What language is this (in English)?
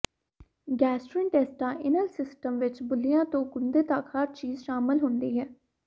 Punjabi